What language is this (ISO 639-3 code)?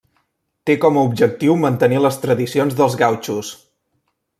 cat